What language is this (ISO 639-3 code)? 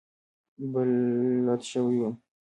pus